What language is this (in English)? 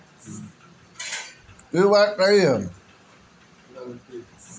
Bhojpuri